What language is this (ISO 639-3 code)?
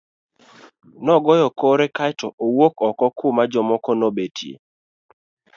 luo